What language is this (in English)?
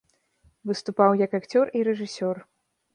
Belarusian